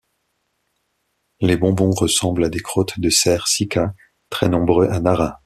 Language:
French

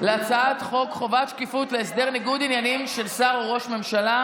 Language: Hebrew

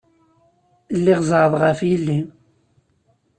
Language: Kabyle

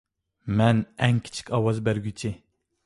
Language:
Uyghur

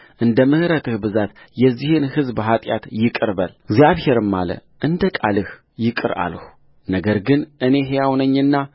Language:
Amharic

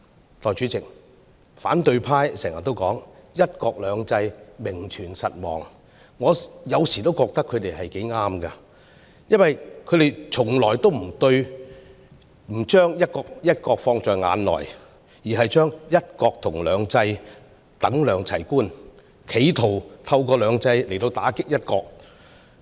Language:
Cantonese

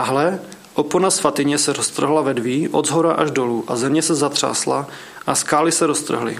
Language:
Czech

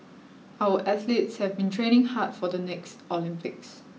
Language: English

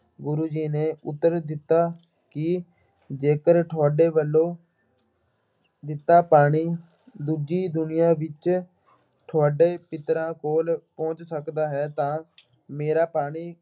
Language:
Punjabi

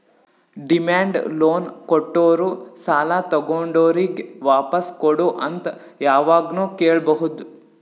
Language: Kannada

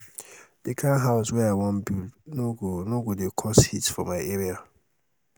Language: Nigerian Pidgin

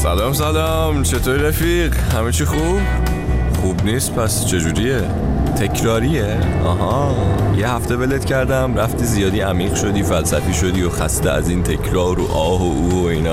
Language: Persian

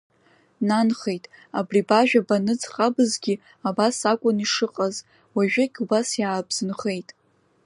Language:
Abkhazian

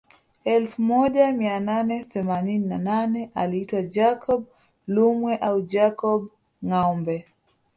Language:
Swahili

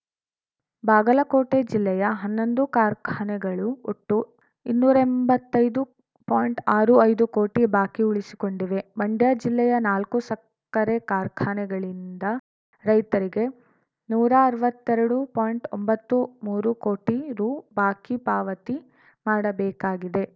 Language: Kannada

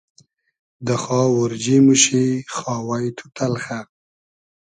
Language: Hazaragi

